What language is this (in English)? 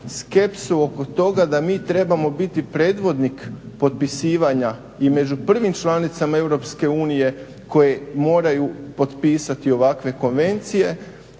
Croatian